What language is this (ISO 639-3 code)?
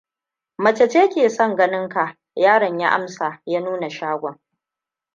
hau